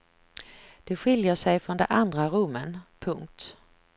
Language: Swedish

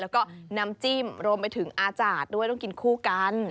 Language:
Thai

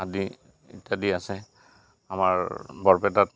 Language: Assamese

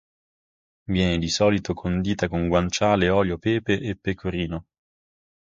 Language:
Italian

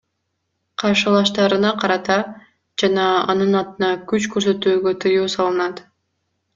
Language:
Kyrgyz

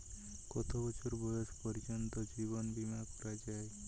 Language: Bangla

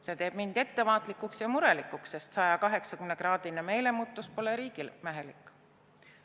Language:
Estonian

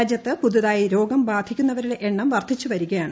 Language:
Malayalam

